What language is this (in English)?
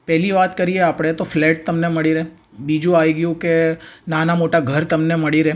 Gujarati